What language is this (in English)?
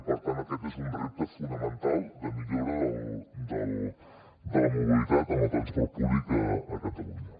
Catalan